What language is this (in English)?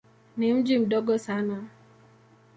Swahili